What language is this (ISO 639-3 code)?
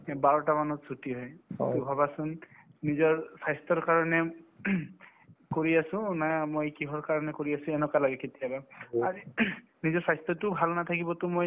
asm